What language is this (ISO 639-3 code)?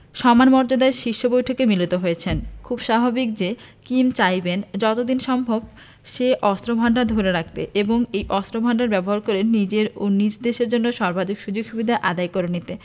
ben